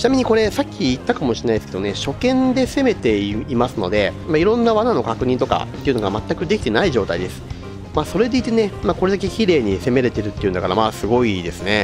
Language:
Japanese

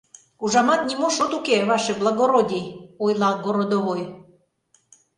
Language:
Mari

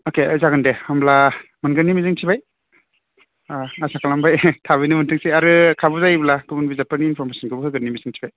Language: Bodo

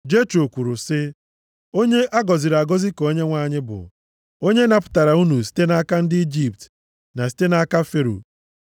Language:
Igbo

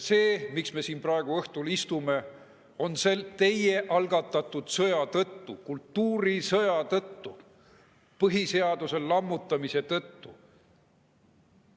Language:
Estonian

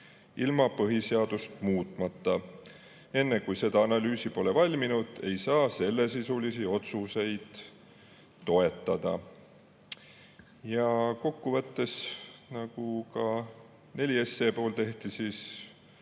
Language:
Estonian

